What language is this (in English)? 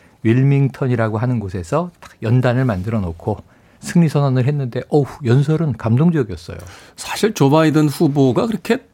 Korean